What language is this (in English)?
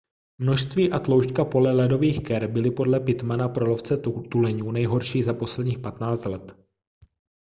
Czech